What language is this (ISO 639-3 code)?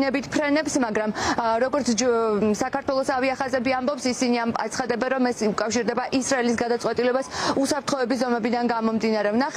ron